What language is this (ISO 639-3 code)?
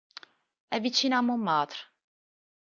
ita